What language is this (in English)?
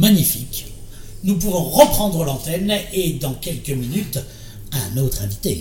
French